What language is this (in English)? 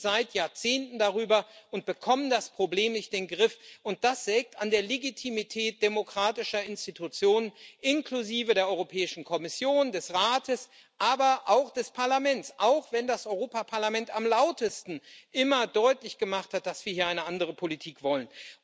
German